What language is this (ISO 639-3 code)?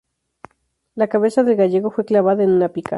spa